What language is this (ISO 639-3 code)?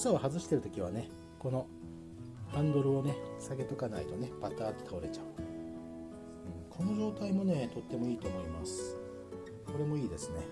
jpn